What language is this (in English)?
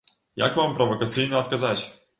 Belarusian